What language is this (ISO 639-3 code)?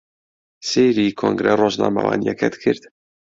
ckb